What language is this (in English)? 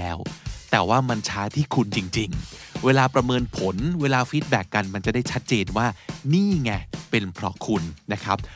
Thai